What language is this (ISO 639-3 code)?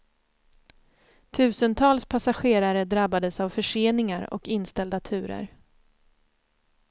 swe